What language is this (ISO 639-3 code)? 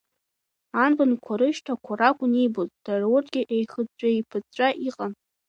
abk